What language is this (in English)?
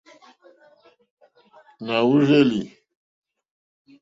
Mokpwe